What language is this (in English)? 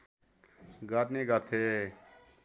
Nepali